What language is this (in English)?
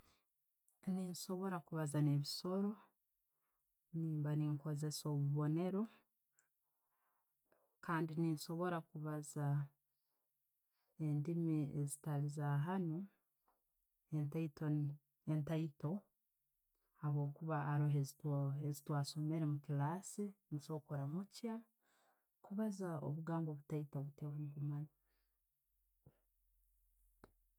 Tooro